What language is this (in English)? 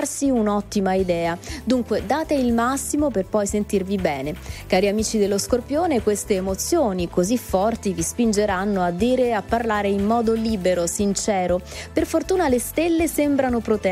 Italian